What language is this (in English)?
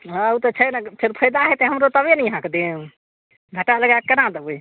Maithili